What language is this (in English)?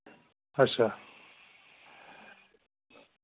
Dogri